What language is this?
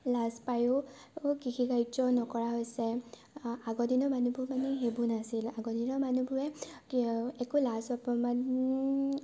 Assamese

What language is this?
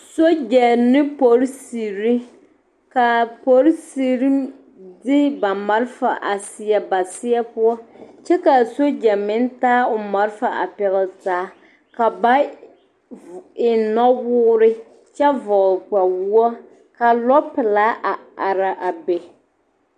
Southern Dagaare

